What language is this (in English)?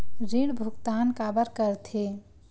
Chhattisgarhi